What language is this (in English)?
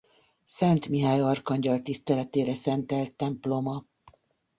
Hungarian